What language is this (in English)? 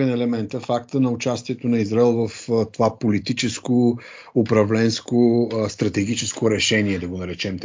Bulgarian